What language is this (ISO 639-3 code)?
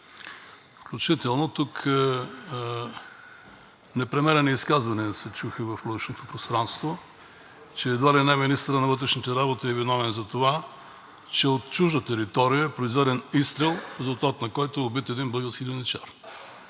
bul